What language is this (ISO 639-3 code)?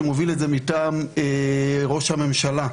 heb